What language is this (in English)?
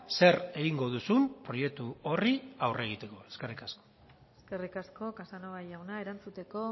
Basque